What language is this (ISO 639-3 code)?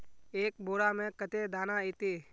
mag